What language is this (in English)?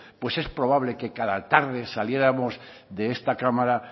Spanish